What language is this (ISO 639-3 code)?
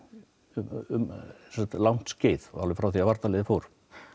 isl